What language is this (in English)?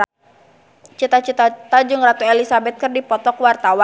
Sundanese